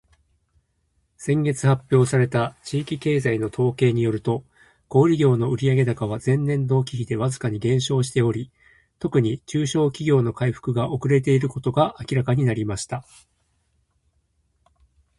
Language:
Japanese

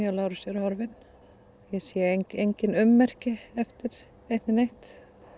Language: Icelandic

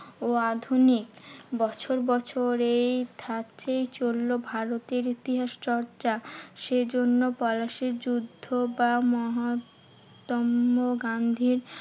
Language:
Bangla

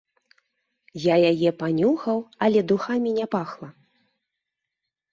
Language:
Belarusian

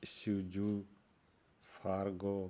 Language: Punjabi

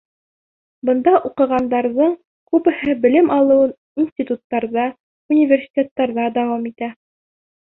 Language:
Bashkir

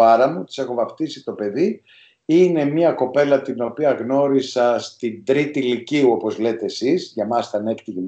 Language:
Greek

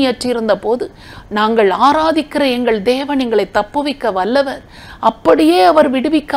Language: Tamil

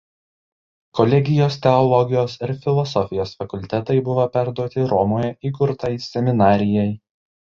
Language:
Lithuanian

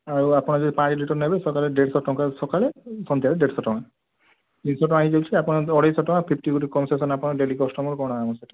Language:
Odia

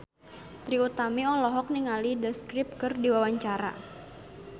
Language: Sundanese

